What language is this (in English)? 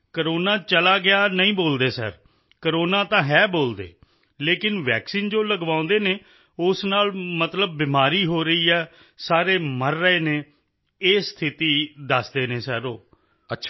Punjabi